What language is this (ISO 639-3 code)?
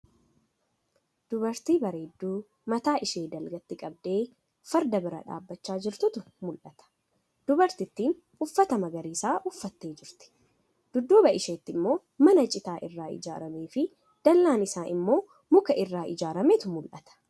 orm